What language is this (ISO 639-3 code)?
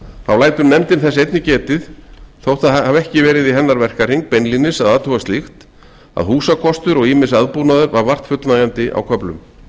isl